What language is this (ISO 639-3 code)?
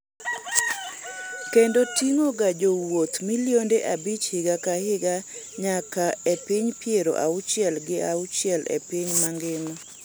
luo